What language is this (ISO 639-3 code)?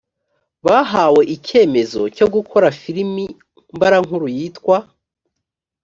kin